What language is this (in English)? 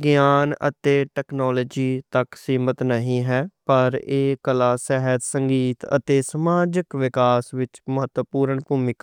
Western Panjabi